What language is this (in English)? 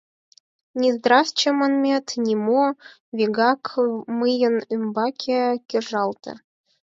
Mari